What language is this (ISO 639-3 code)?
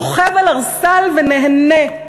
heb